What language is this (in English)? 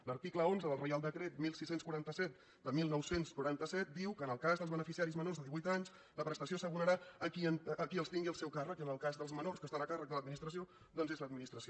Catalan